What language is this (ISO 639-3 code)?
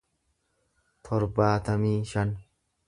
orm